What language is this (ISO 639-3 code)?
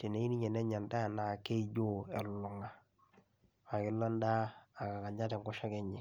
mas